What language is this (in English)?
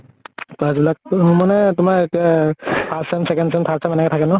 Assamese